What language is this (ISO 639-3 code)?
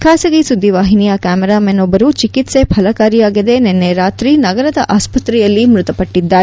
kan